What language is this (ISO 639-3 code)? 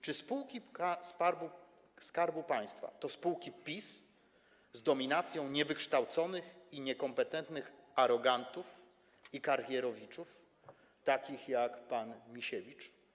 pol